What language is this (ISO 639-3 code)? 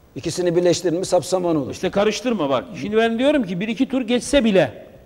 tur